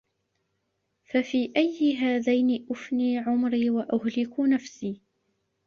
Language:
Arabic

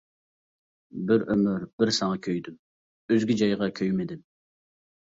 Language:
Uyghur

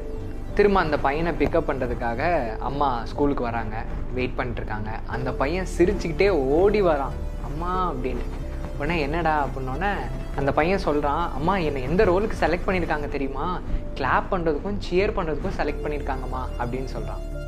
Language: Tamil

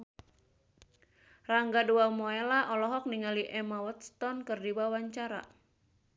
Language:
Sundanese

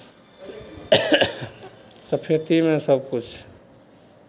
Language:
Maithili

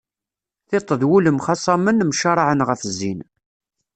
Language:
Kabyle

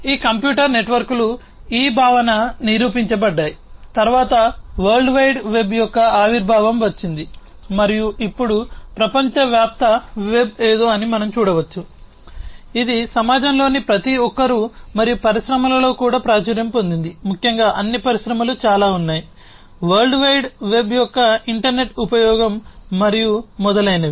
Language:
Telugu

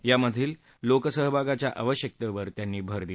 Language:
Marathi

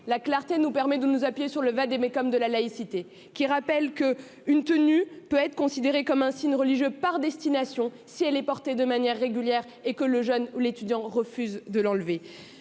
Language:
French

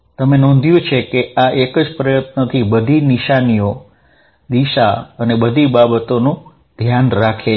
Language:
Gujarati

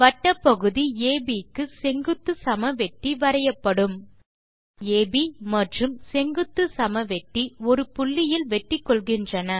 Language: Tamil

